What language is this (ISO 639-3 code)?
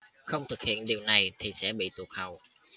vie